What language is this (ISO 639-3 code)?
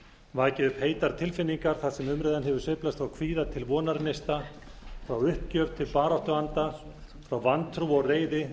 isl